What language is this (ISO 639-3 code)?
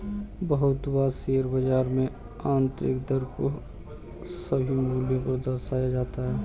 hin